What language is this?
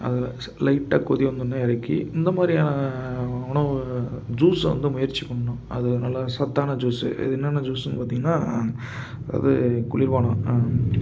Tamil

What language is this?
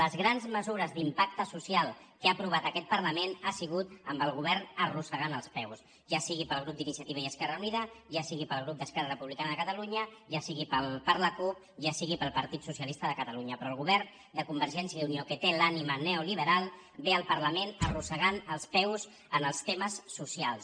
Catalan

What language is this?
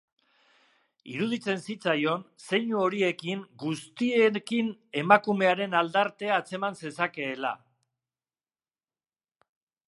Basque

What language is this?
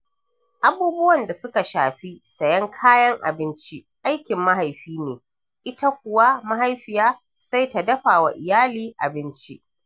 Hausa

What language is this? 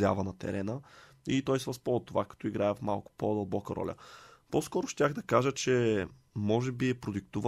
Bulgarian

